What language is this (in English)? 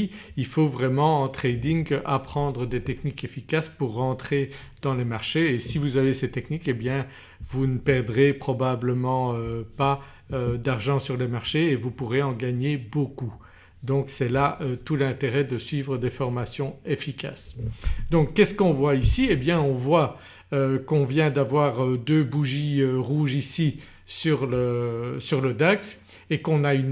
French